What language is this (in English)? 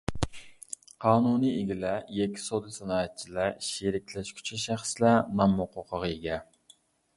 Uyghur